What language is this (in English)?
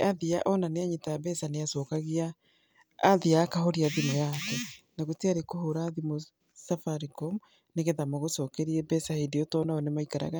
Kikuyu